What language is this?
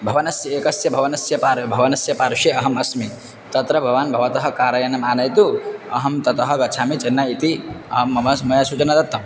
Sanskrit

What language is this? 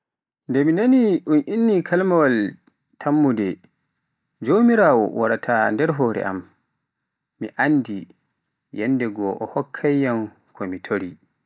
Pular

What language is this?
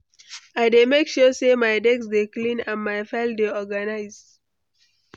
Nigerian Pidgin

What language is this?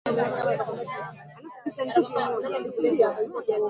Swahili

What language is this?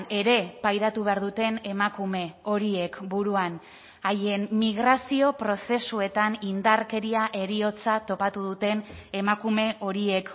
Basque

